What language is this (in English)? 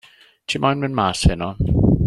Welsh